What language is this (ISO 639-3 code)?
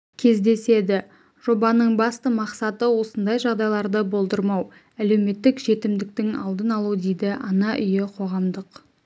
kaz